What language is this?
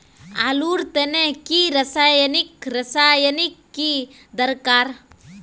Magahi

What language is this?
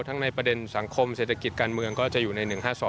Thai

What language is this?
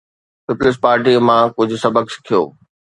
Sindhi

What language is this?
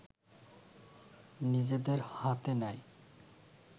Bangla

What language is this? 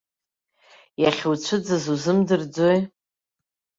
Abkhazian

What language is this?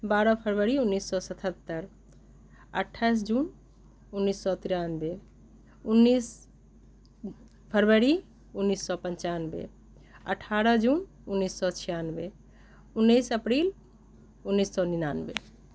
Maithili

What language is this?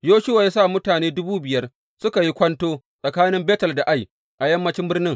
Hausa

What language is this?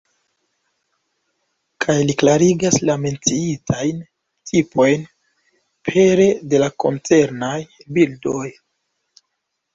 Esperanto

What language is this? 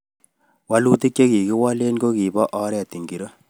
Kalenjin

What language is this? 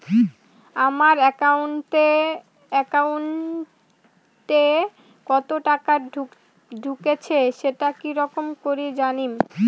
Bangla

